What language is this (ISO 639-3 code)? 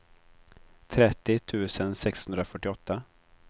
swe